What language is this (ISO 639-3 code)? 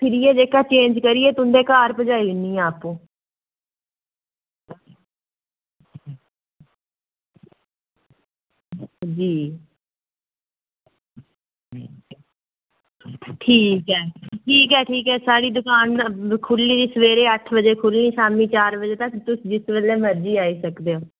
doi